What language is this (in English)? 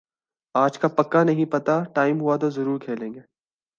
Urdu